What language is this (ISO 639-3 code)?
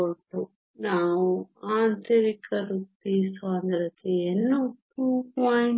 kan